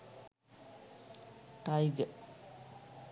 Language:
Sinhala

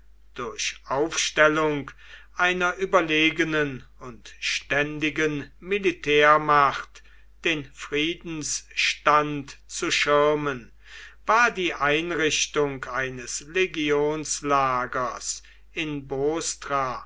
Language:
German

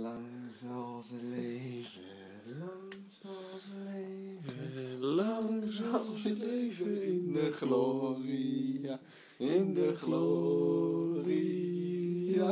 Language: Dutch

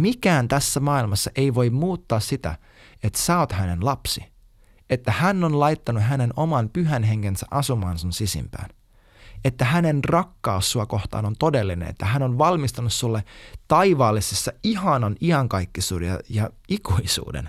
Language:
Finnish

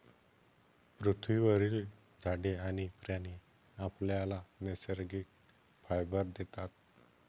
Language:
Marathi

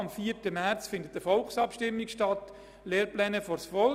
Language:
Swiss German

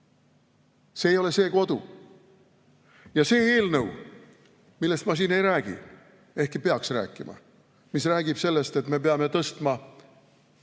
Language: Estonian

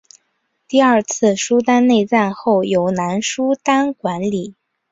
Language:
Chinese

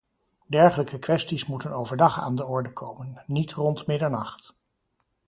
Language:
Dutch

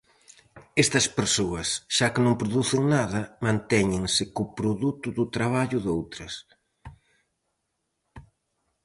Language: Galician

